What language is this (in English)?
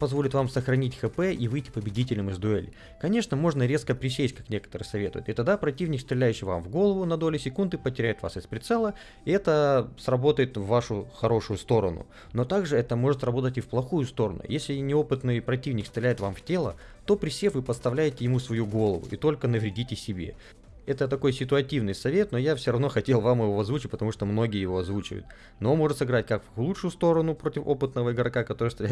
Russian